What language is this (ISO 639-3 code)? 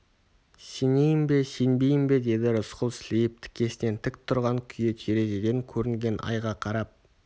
kaz